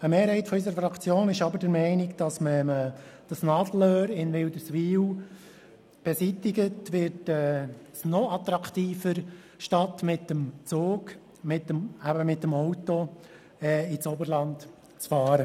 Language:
Swiss German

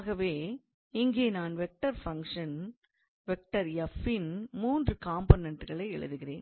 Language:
Tamil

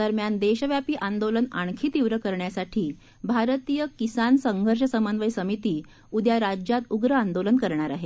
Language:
Marathi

